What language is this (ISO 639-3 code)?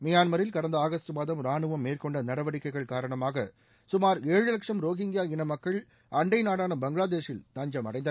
tam